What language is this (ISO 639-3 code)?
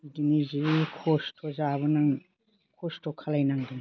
brx